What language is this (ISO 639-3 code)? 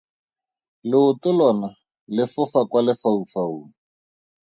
tsn